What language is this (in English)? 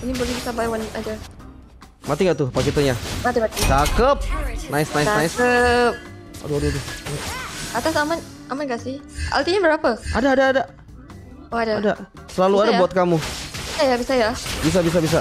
Indonesian